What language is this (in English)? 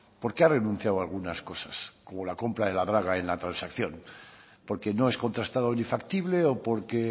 Spanish